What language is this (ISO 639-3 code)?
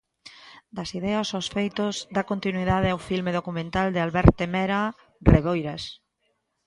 glg